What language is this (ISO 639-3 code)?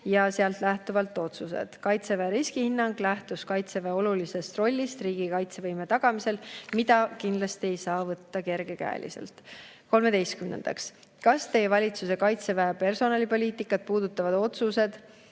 est